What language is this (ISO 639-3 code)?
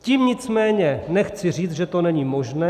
ces